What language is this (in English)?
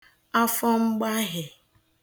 Igbo